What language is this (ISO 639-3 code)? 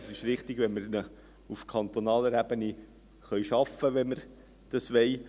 gsw